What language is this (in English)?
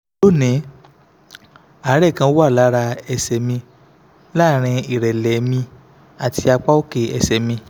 Yoruba